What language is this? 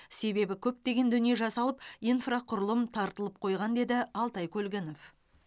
Kazakh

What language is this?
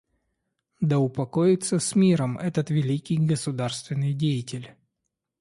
Russian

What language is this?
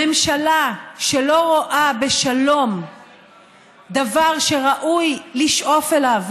Hebrew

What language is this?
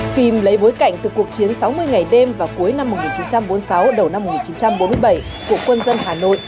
Vietnamese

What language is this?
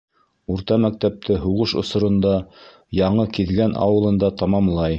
Bashkir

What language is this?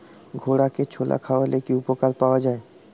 Bangla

